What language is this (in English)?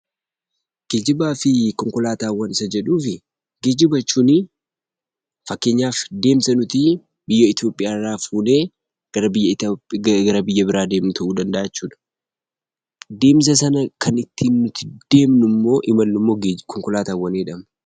Oromo